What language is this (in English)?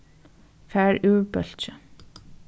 Faroese